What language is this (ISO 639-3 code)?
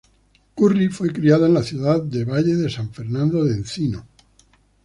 spa